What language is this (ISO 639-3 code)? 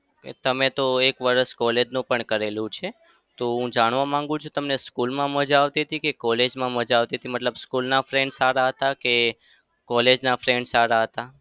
guj